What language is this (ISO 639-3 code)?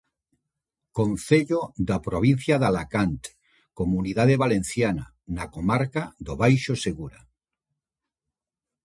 glg